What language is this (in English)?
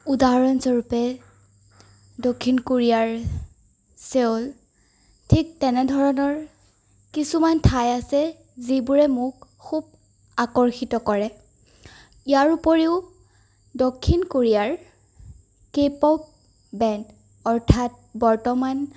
Assamese